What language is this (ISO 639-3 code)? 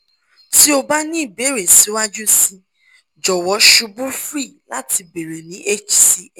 yor